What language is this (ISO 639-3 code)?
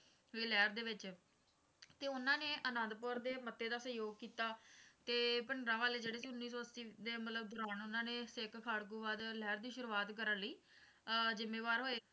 pan